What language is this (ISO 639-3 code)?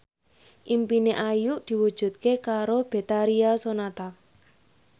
jav